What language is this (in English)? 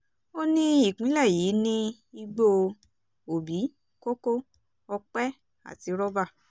Yoruba